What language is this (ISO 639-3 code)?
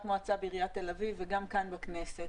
heb